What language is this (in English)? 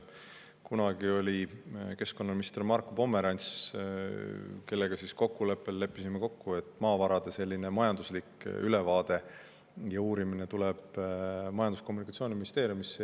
Estonian